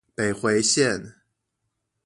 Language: Chinese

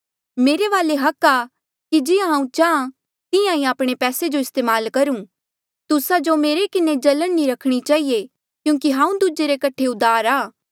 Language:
Mandeali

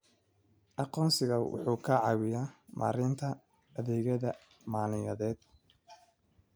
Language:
Somali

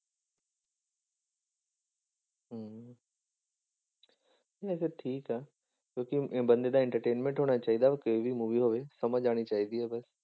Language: Punjabi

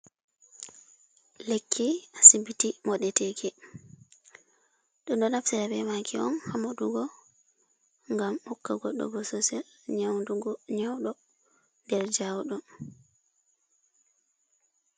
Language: Fula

